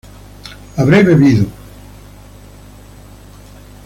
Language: Spanish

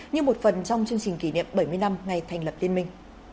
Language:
Vietnamese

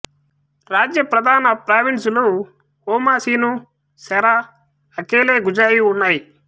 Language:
Telugu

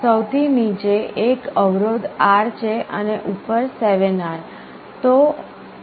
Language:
Gujarati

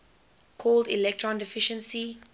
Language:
English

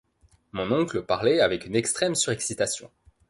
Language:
French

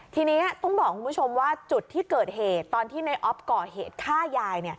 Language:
Thai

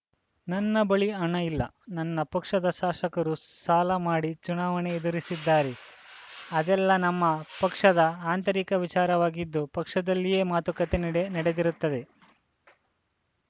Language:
Kannada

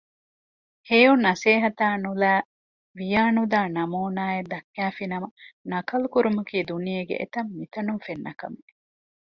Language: Divehi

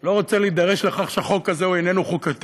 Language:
Hebrew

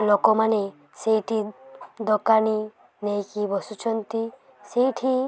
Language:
Odia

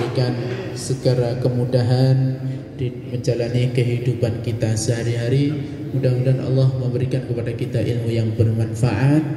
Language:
Indonesian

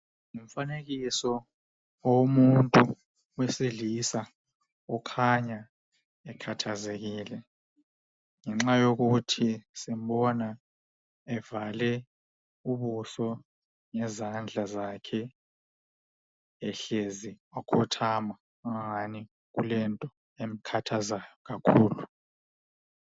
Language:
North Ndebele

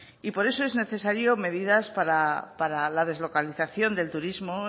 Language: Spanish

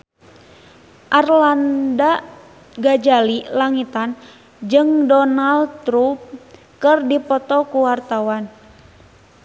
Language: Sundanese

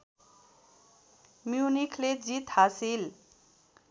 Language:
Nepali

